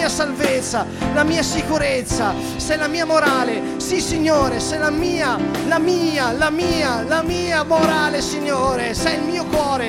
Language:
Italian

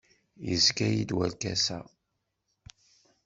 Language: Kabyle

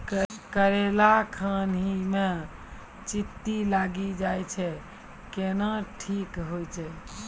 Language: Maithili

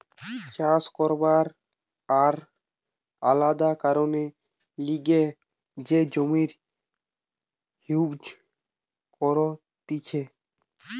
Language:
Bangla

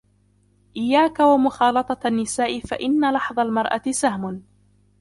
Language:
Arabic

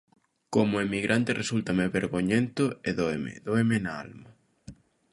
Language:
Galician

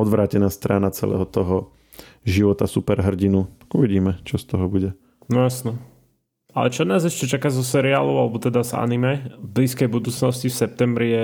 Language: Slovak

